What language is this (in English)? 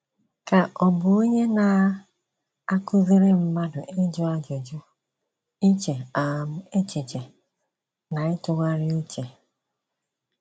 Igbo